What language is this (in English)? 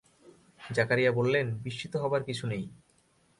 Bangla